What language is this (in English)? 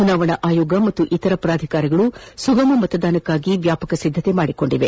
Kannada